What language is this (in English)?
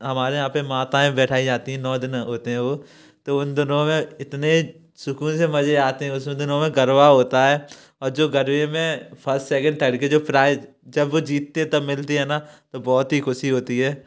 Hindi